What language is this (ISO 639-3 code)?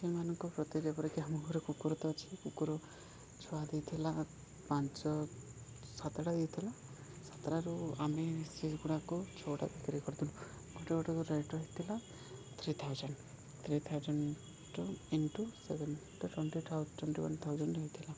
ori